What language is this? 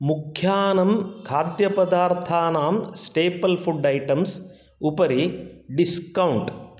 Sanskrit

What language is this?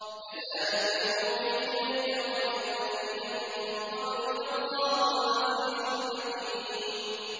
Arabic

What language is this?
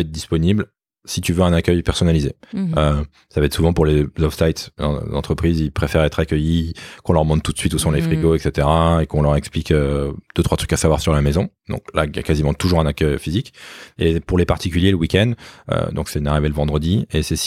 French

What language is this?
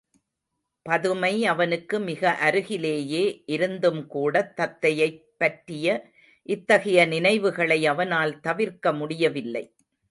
Tamil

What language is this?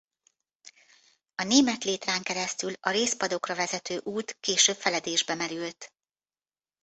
Hungarian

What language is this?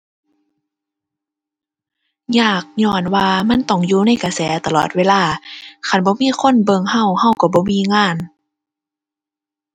Thai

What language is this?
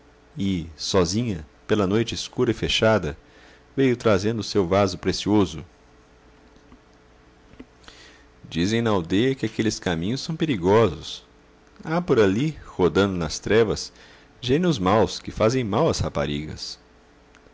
Portuguese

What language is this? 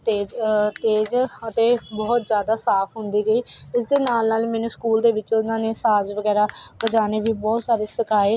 Punjabi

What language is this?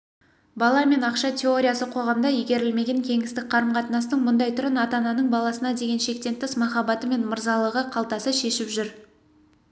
Kazakh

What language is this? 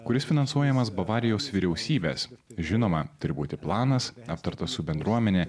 Lithuanian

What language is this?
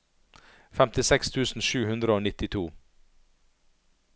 Norwegian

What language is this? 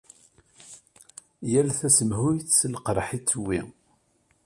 Kabyle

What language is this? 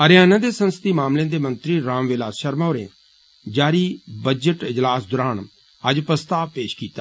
Dogri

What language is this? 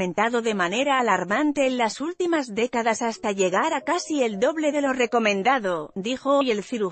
Spanish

